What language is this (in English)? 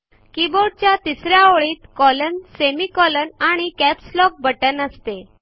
Marathi